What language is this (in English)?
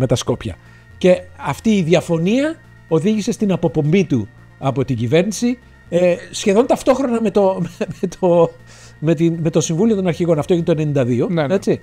Greek